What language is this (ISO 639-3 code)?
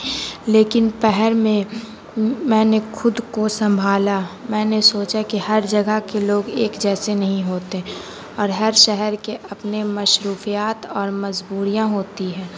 urd